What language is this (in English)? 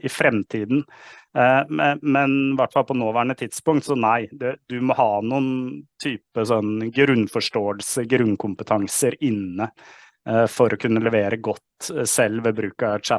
Norwegian